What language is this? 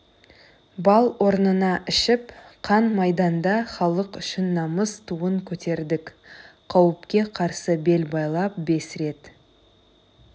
Kazakh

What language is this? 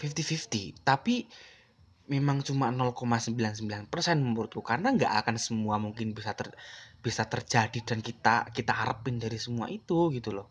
Indonesian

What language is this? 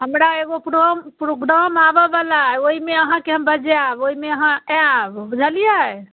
Maithili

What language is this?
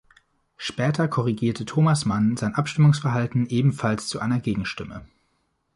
German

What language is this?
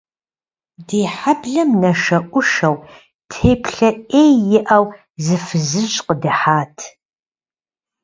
Kabardian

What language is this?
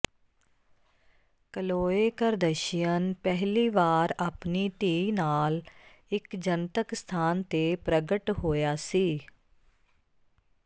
Punjabi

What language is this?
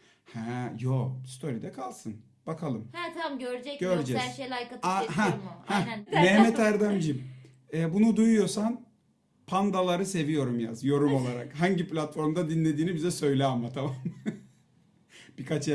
Turkish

